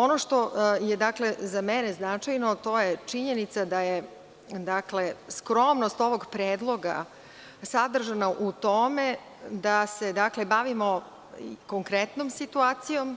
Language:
Serbian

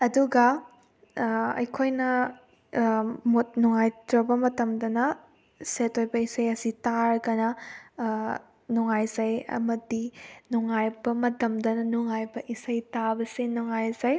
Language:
Manipuri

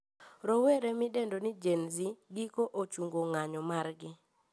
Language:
Luo (Kenya and Tanzania)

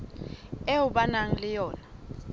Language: Southern Sotho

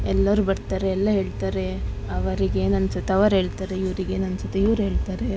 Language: Kannada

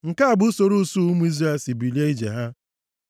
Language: Igbo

